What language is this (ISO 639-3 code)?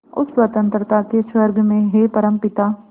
hin